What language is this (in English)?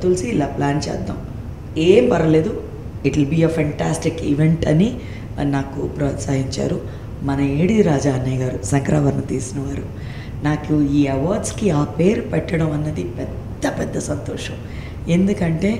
Telugu